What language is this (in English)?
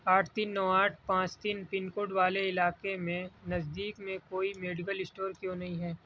Urdu